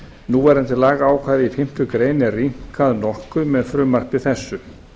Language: Icelandic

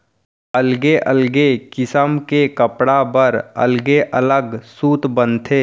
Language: Chhattisgarhi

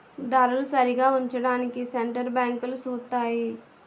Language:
Telugu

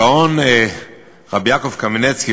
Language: Hebrew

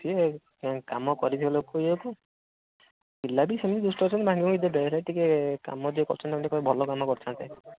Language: Odia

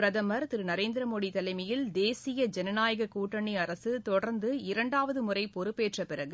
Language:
Tamil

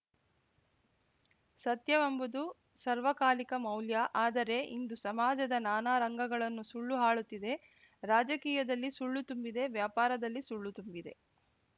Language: Kannada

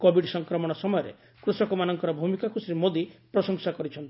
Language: Odia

